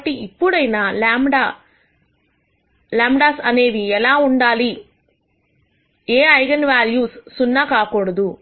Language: Telugu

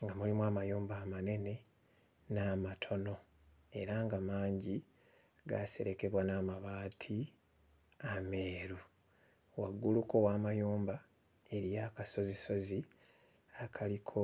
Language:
Ganda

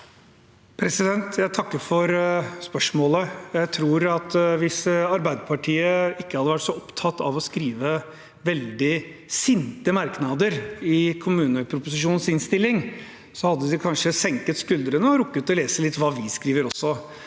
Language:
Norwegian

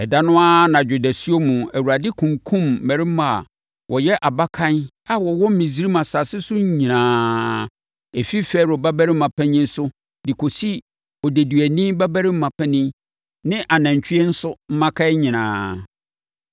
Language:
Akan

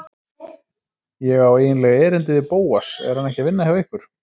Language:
Icelandic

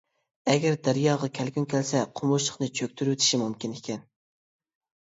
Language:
Uyghur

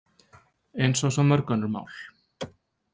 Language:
Icelandic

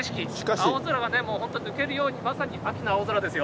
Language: Japanese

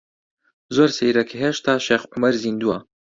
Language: Central Kurdish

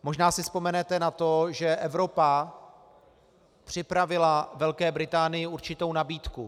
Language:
Czech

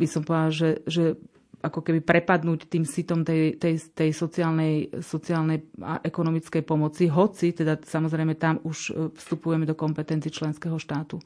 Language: Slovak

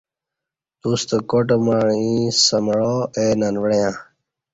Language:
Kati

